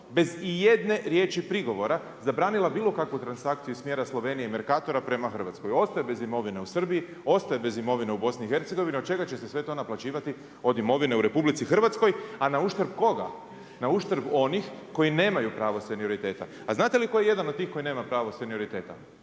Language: Croatian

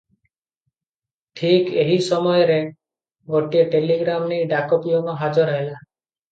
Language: Odia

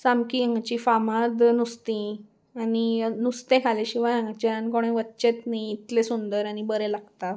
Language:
Konkani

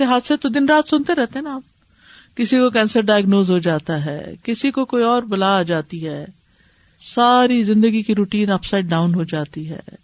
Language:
Urdu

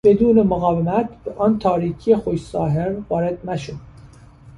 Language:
Persian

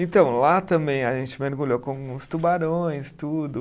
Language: Portuguese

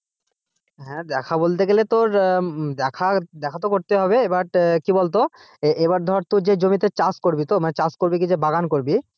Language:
Bangla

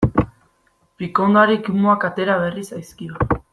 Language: Basque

